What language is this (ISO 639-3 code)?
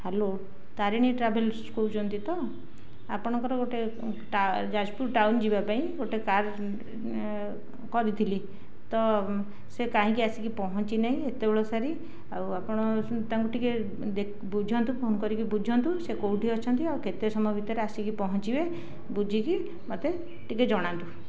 ori